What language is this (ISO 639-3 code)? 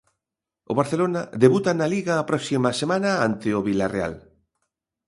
glg